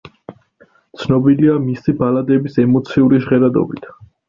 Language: Georgian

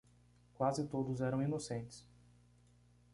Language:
Portuguese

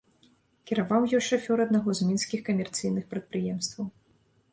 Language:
Belarusian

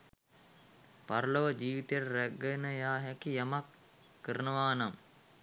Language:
Sinhala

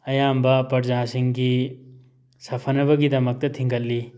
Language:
Manipuri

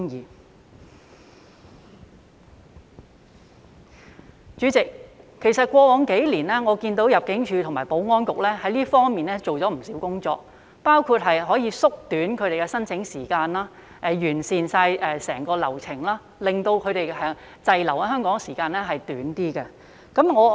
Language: Cantonese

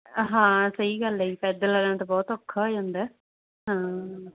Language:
Punjabi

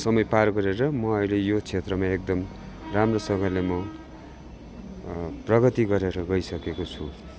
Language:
Nepali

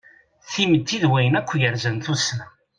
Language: Kabyle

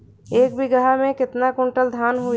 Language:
Bhojpuri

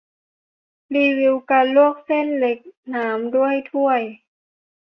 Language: Thai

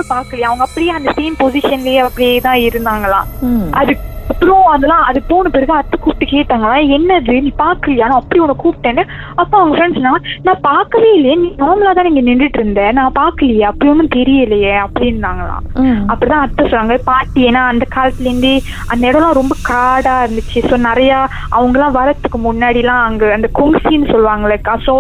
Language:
Tamil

